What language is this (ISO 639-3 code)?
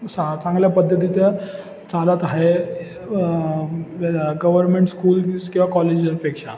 mar